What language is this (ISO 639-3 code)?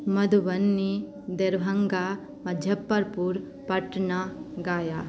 mai